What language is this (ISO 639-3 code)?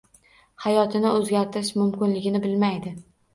uzb